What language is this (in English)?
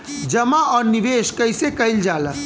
Bhojpuri